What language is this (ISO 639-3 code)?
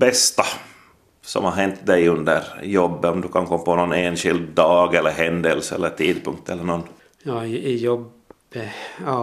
swe